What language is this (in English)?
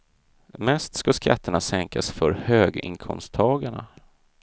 Swedish